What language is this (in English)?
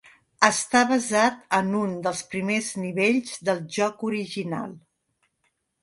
Catalan